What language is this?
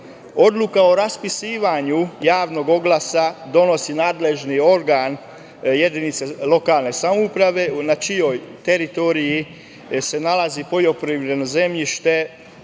Serbian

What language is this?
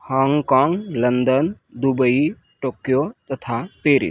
Hindi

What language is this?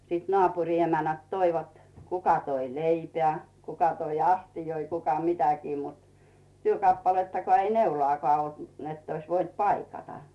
Finnish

